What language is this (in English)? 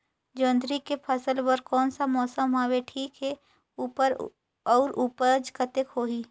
Chhattisgarhi